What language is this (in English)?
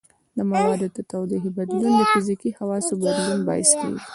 Pashto